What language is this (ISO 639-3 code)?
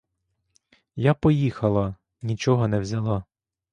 ukr